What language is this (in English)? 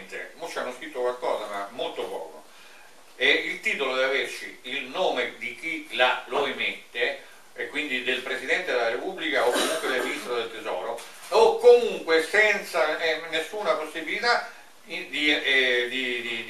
Italian